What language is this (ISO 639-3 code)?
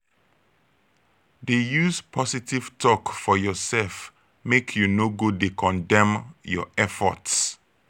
pcm